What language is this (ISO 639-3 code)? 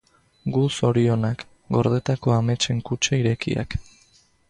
eus